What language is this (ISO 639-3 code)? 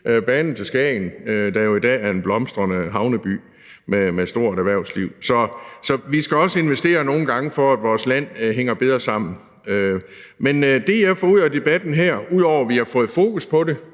dan